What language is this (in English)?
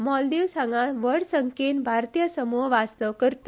Konkani